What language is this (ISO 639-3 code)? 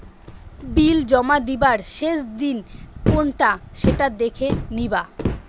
ben